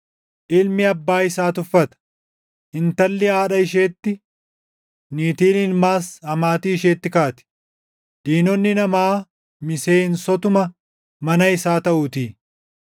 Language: Oromo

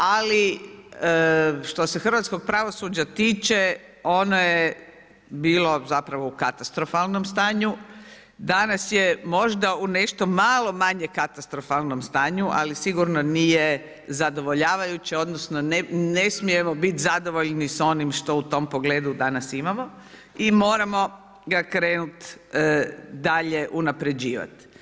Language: Croatian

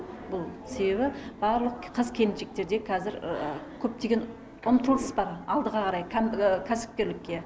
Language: Kazakh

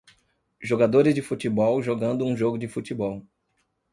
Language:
Portuguese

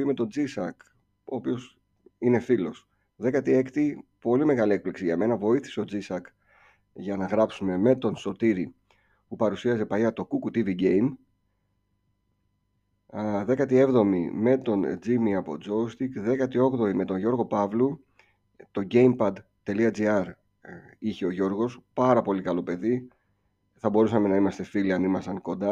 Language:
Greek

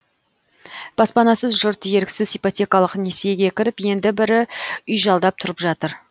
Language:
Kazakh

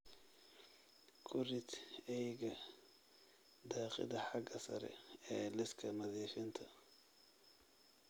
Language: Somali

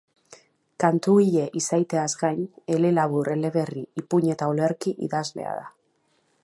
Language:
Basque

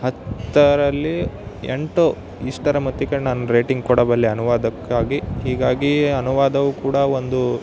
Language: Kannada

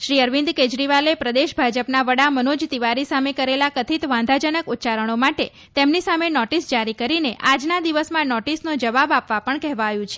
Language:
Gujarati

